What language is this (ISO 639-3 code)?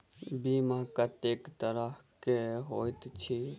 mai